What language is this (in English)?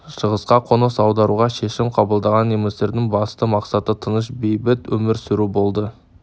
Kazakh